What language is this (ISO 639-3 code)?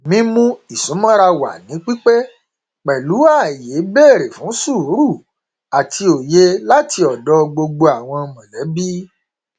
yor